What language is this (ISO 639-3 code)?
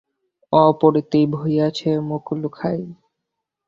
ben